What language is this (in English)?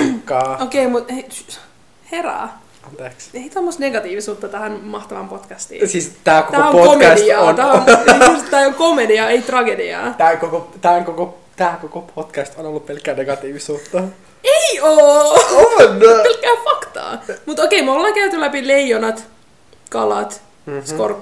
Finnish